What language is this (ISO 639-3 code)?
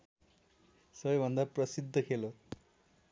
nep